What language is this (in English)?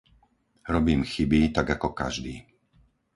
Slovak